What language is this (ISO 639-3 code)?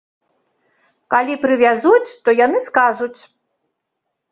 bel